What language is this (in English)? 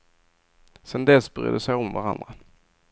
Swedish